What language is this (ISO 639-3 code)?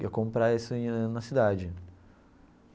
por